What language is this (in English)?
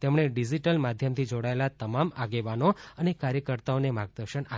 Gujarati